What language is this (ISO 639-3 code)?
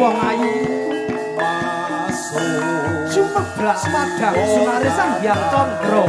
ind